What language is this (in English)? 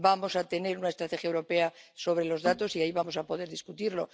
Spanish